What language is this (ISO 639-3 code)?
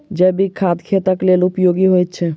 mai